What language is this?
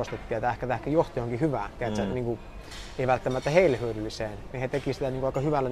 Finnish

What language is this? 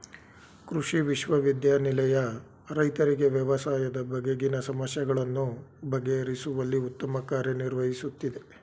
Kannada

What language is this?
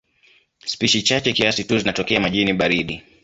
Swahili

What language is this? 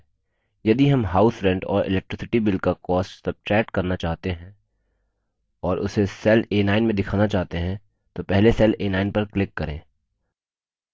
Hindi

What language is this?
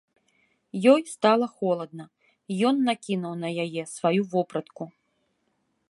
Belarusian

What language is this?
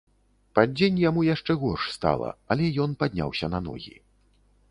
Belarusian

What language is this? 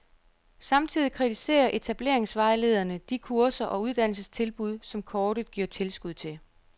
Danish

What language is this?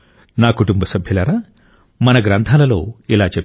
Telugu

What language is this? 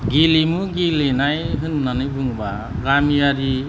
Bodo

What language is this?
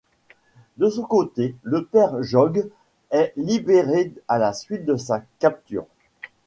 French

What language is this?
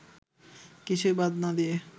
Bangla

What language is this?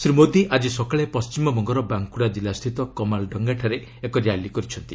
Odia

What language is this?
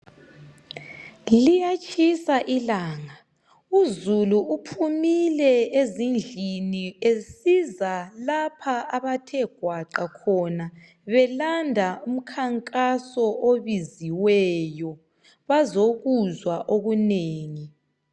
North Ndebele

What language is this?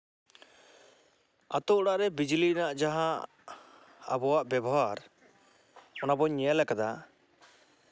Santali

